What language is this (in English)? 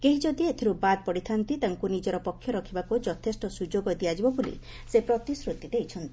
Odia